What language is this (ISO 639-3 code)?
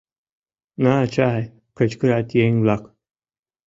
chm